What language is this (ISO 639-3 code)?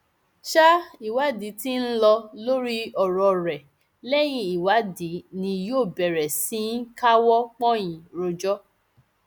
yor